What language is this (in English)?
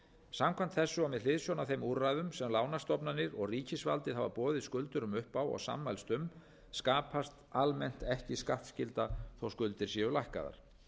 Icelandic